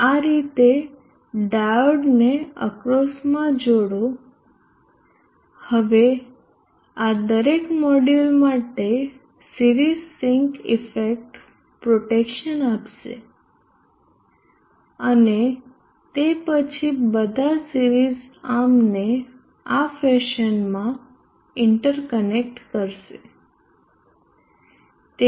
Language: Gujarati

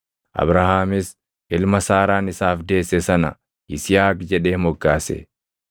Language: Oromo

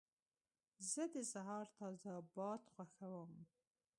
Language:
Pashto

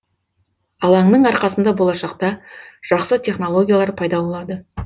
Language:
Kazakh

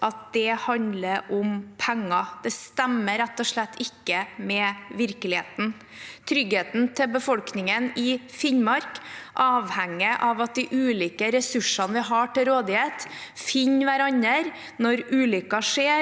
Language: Norwegian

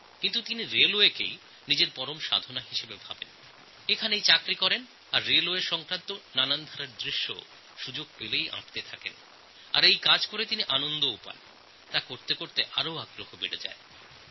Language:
Bangla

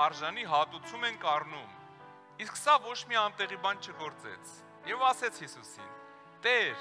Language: Romanian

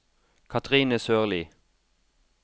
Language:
Norwegian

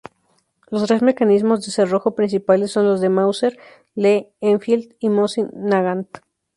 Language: Spanish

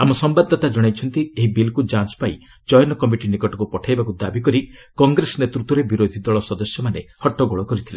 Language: Odia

